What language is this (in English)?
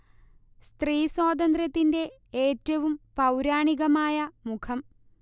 Malayalam